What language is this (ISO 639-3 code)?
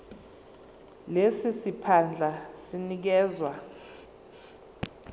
zul